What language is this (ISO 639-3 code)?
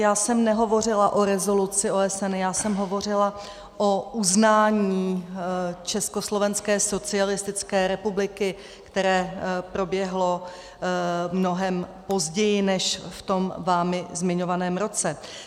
ces